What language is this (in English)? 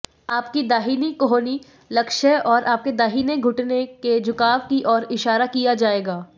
Hindi